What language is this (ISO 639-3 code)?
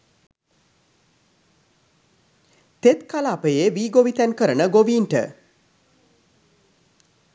sin